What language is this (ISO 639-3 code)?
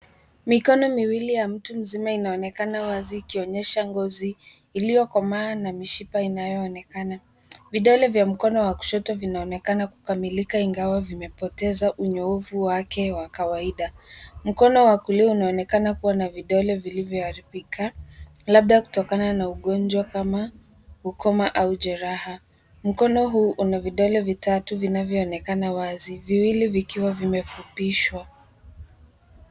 swa